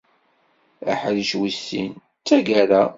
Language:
Kabyle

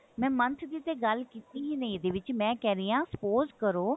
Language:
Punjabi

